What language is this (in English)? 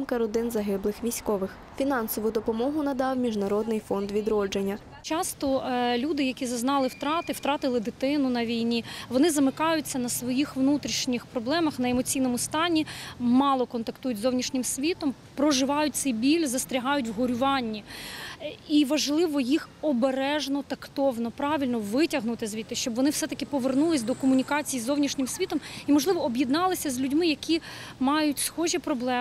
Ukrainian